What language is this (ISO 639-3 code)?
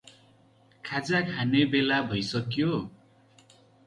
nep